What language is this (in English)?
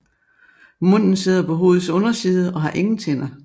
Danish